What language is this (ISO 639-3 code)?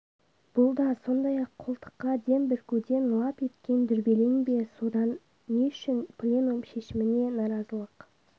kaz